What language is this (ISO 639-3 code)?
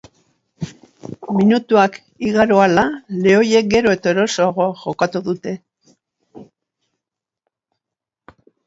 eus